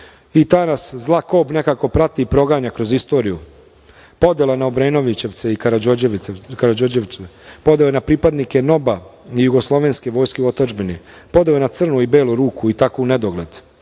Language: Serbian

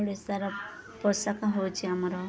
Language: Odia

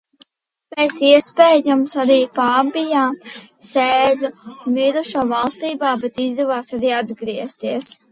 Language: Latvian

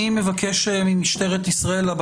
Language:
Hebrew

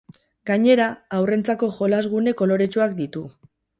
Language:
Basque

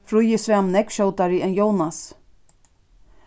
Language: Faroese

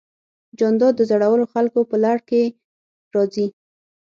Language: Pashto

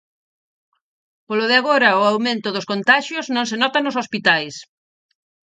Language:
Galician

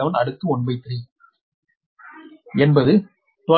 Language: Tamil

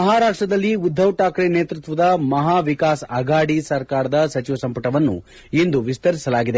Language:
Kannada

